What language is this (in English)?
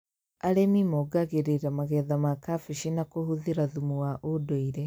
Kikuyu